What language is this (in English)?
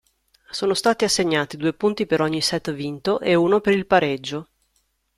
Italian